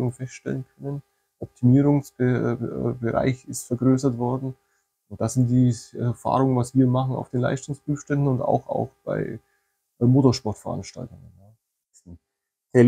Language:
German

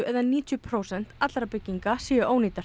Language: Icelandic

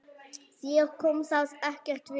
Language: Icelandic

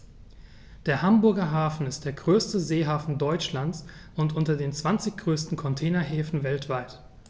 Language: German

